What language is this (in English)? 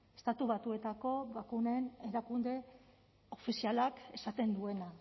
Basque